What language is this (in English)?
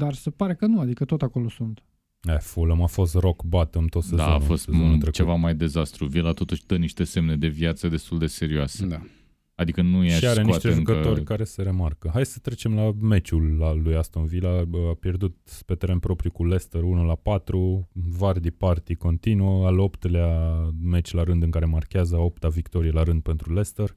Romanian